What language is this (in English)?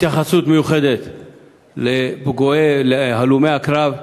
Hebrew